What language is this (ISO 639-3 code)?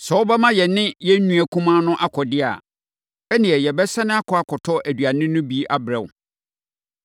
aka